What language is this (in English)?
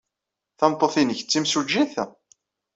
Kabyle